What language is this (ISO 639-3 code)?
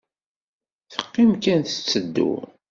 kab